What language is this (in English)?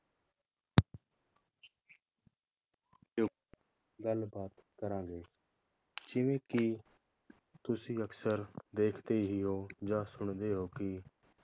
Punjabi